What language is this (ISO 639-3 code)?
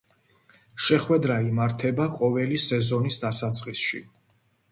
kat